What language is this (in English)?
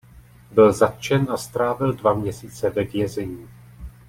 Czech